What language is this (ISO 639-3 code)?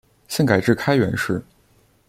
zho